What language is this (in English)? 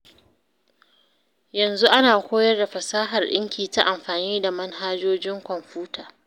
Hausa